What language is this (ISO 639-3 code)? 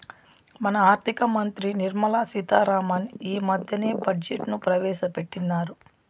tel